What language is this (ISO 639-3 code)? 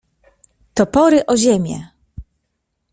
pol